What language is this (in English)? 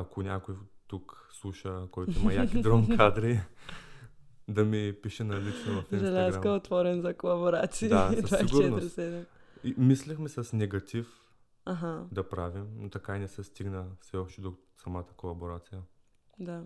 Bulgarian